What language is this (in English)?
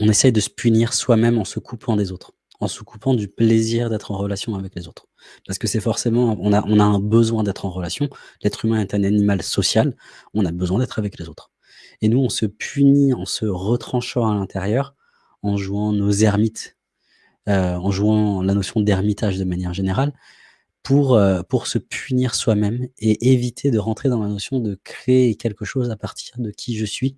French